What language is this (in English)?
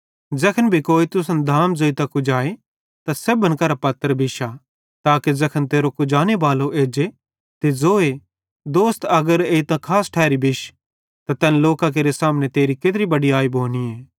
Bhadrawahi